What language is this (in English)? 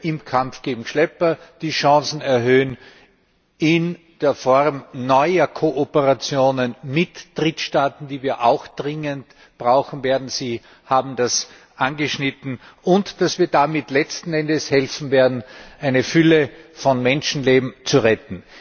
German